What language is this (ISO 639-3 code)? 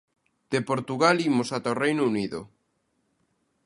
glg